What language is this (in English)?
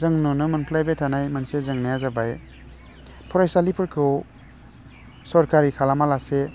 Bodo